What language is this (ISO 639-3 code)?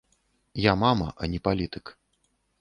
bel